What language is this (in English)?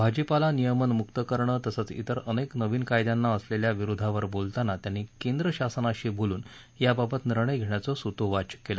Marathi